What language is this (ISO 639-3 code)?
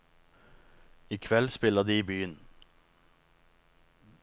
nor